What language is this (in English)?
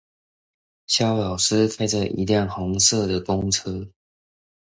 Chinese